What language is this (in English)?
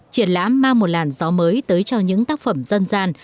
Vietnamese